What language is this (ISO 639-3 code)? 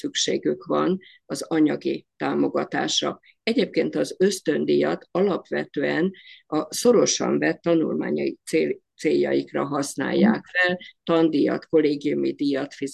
hun